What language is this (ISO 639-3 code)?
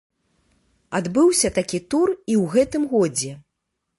bel